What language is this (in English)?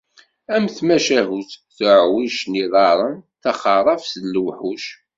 Kabyle